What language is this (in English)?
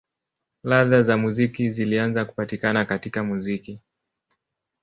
Swahili